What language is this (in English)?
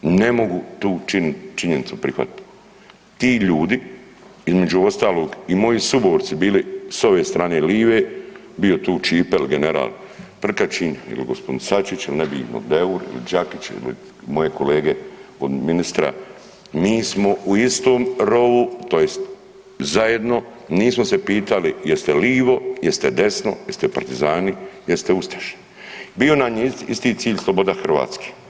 Croatian